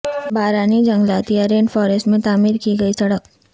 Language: Urdu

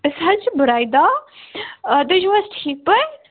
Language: Kashmiri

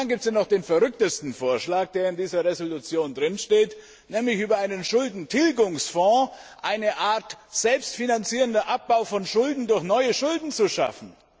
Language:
German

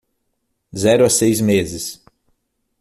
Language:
Portuguese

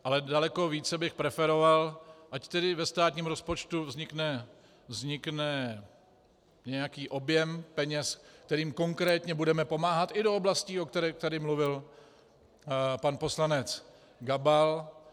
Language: Czech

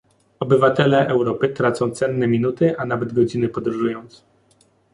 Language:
Polish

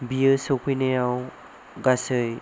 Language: Bodo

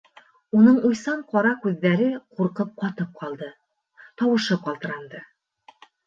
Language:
Bashkir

